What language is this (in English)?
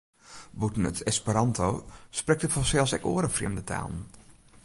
Western Frisian